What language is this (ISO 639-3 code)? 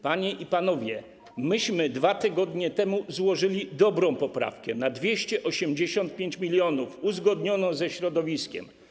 pol